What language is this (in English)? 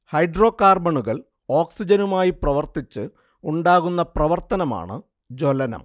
Malayalam